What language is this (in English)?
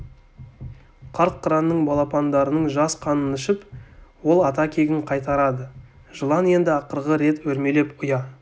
Kazakh